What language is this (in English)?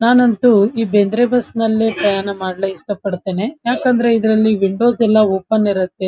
Kannada